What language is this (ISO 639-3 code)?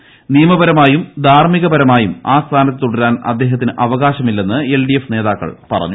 mal